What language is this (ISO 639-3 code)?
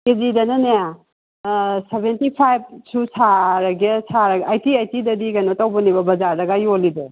mni